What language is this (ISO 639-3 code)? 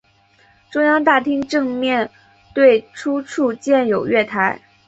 zho